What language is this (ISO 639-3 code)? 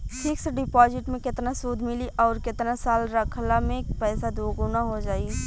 bho